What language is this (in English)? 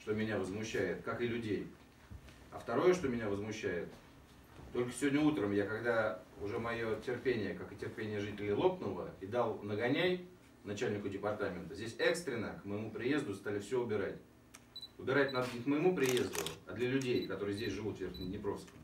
Russian